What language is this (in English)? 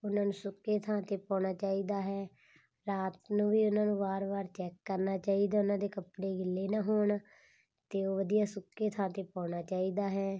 Punjabi